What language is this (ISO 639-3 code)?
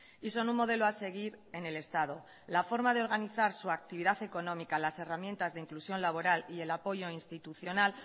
spa